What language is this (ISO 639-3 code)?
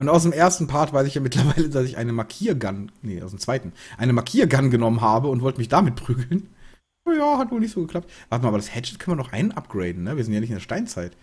deu